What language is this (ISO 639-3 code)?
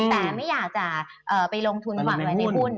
tha